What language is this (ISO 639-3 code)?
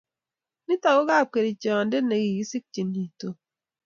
kln